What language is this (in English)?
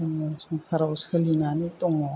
Bodo